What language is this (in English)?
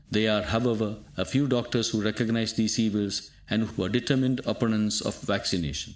English